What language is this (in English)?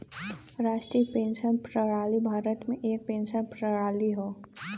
Bhojpuri